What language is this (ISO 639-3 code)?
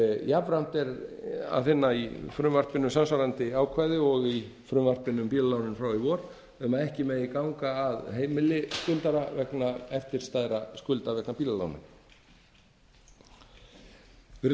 isl